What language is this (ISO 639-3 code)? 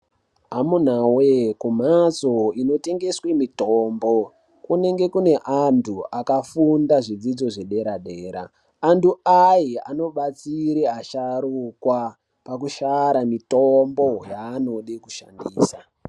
ndc